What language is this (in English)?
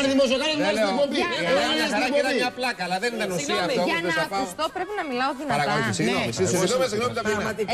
Greek